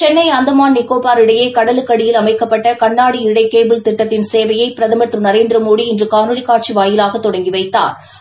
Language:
Tamil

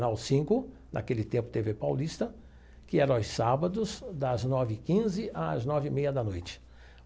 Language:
Portuguese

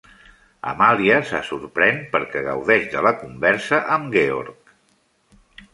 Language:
Catalan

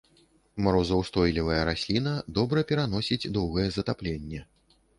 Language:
Belarusian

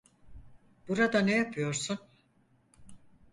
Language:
Turkish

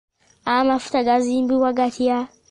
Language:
Ganda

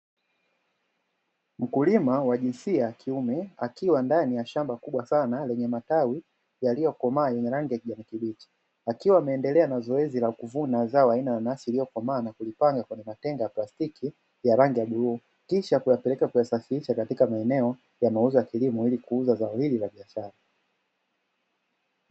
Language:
Swahili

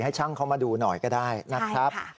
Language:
Thai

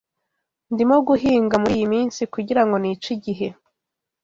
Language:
Kinyarwanda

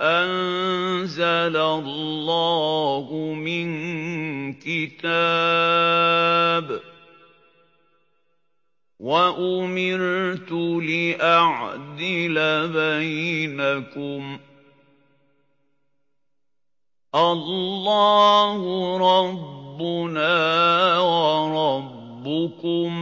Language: Arabic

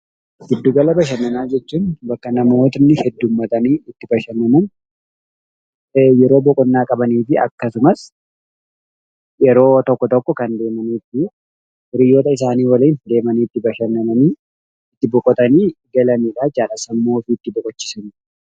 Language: Oromo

